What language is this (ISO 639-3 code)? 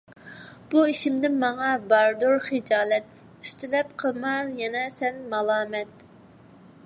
uig